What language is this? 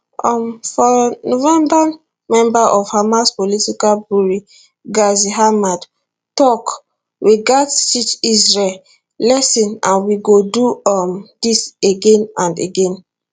Nigerian Pidgin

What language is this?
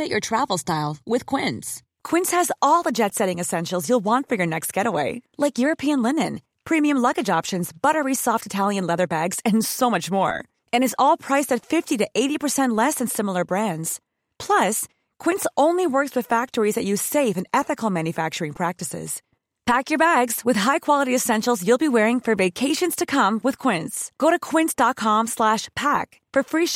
Swedish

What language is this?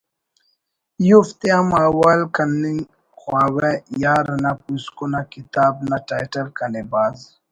Brahui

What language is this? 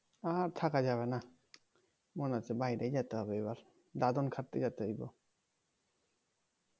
Bangla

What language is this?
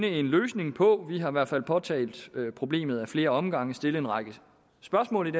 Danish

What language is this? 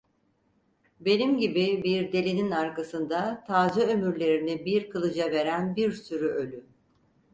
Turkish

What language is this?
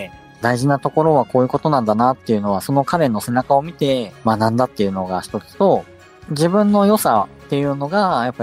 Japanese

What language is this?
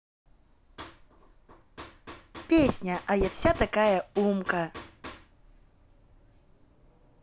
Russian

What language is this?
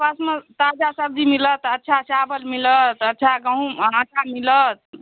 Maithili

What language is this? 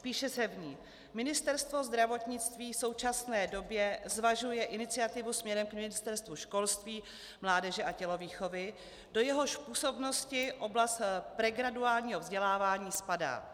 Czech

